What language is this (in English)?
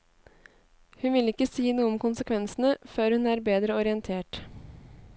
Norwegian